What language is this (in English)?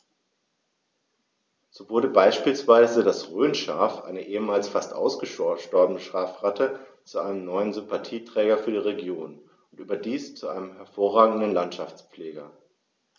German